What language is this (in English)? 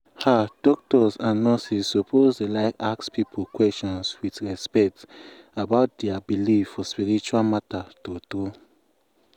Nigerian Pidgin